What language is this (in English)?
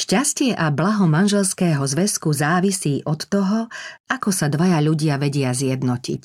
Slovak